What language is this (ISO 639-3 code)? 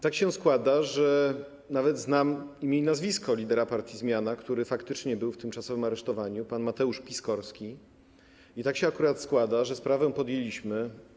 pol